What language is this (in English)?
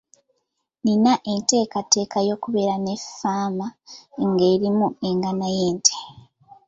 Ganda